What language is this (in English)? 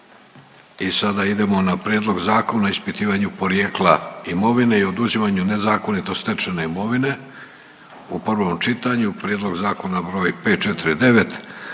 Croatian